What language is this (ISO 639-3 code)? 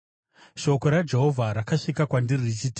sna